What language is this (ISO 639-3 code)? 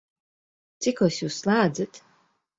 lav